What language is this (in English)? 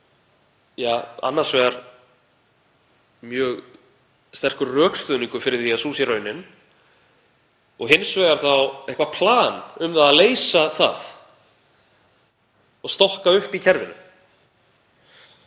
Icelandic